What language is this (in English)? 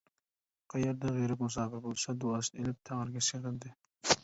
Uyghur